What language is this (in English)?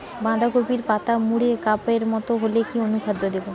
Bangla